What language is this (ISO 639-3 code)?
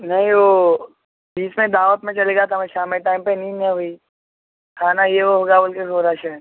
urd